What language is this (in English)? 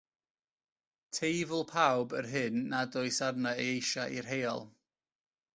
Welsh